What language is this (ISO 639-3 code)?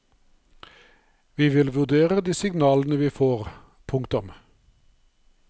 nor